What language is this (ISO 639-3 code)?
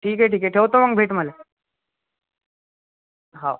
mar